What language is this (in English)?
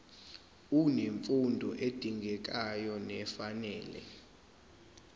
Zulu